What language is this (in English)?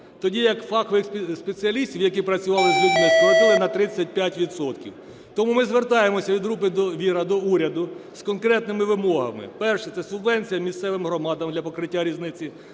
Ukrainian